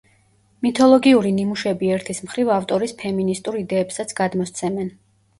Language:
Georgian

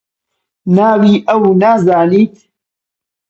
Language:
Central Kurdish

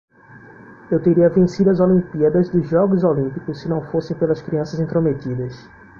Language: Portuguese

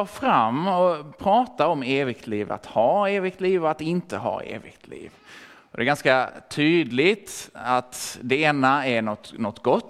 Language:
Swedish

